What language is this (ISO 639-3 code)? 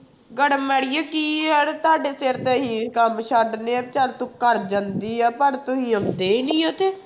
pan